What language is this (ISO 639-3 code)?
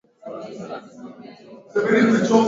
swa